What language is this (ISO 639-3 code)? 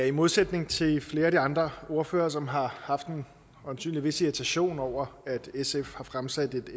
dan